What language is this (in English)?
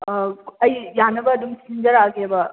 Manipuri